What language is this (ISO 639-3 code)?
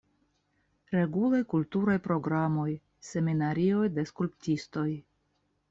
epo